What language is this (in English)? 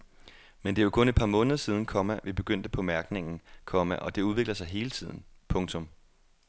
Danish